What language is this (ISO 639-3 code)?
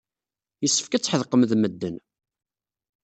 kab